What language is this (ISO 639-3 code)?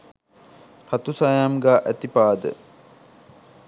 sin